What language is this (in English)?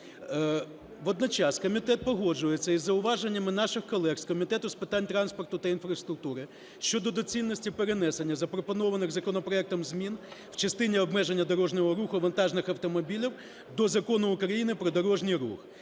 Ukrainian